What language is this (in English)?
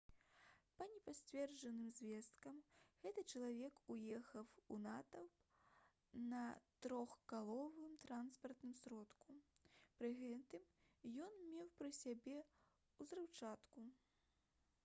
Belarusian